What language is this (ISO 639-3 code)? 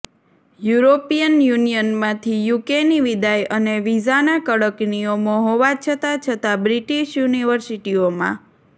guj